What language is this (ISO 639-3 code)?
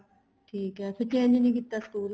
pan